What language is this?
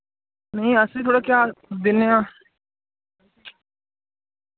Dogri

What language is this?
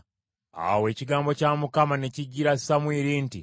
Ganda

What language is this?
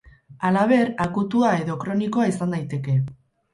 Basque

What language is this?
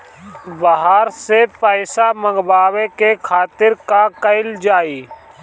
Bhojpuri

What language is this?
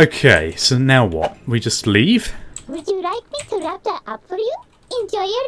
English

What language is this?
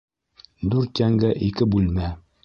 Bashkir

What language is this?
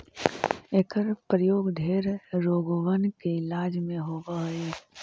Magahi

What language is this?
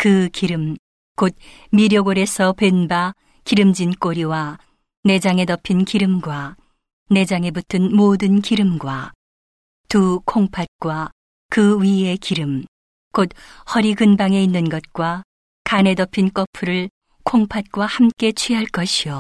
Korean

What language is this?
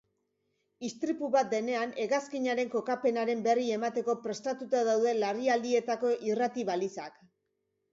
Basque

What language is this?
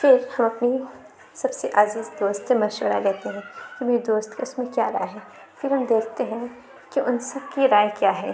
Urdu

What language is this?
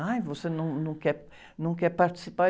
Portuguese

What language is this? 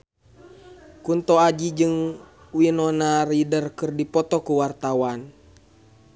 Sundanese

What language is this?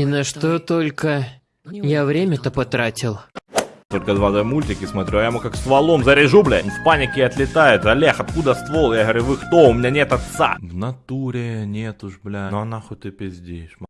Russian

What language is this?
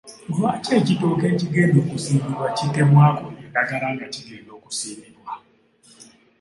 Ganda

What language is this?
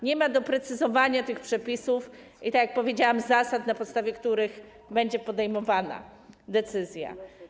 Polish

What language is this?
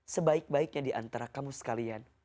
Indonesian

